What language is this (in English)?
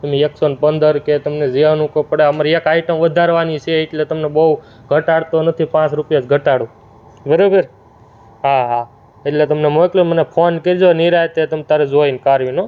Gujarati